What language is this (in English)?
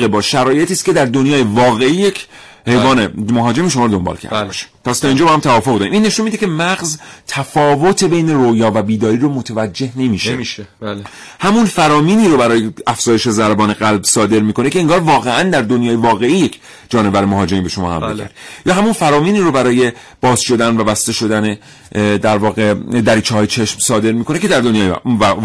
Persian